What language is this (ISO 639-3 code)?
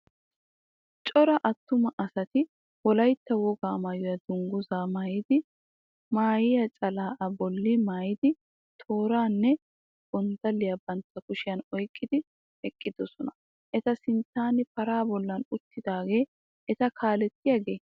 wal